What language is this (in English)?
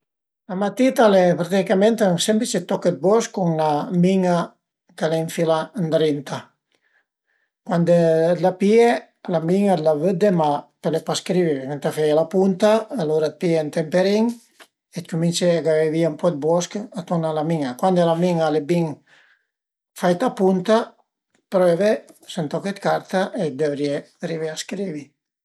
Piedmontese